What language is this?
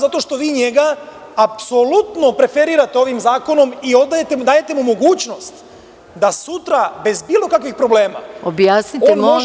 Serbian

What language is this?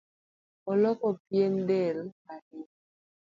Luo (Kenya and Tanzania)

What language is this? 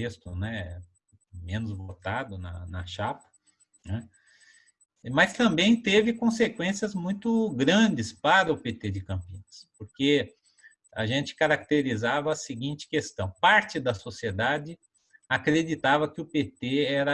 Portuguese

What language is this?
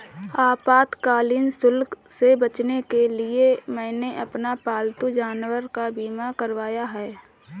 Hindi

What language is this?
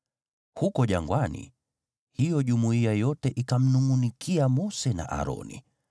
Swahili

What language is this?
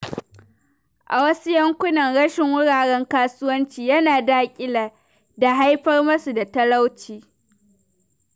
Hausa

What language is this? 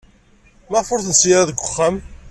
Kabyle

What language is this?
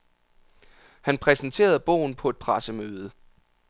Danish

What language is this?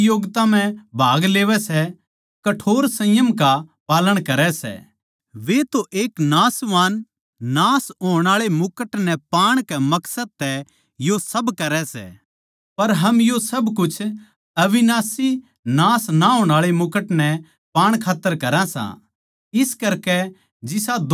Haryanvi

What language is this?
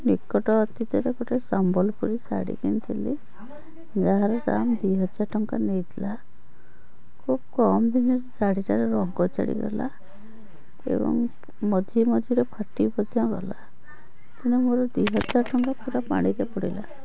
Odia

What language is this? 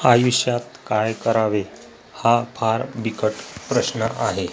Marathi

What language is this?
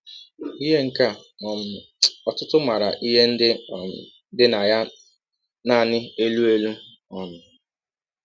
Igbo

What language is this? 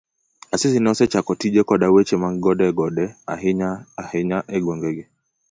Luo (Kenya and Tanzania)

